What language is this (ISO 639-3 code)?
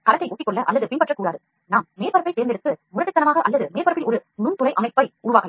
tam